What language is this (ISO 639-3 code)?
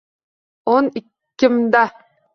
uzb